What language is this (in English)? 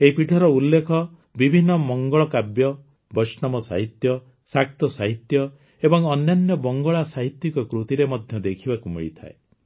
Odia